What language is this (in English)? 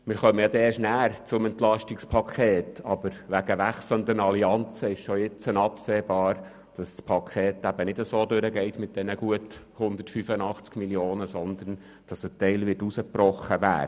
Swiss German